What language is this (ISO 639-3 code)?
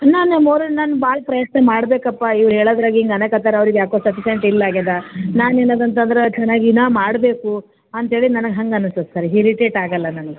kan